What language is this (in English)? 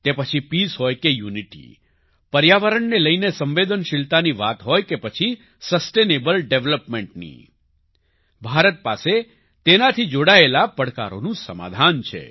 Gujarati